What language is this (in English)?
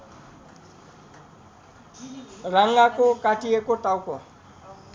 Nepali